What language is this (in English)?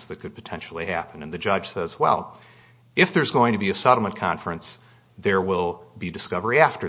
English